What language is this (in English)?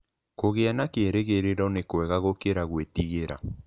Kikuyu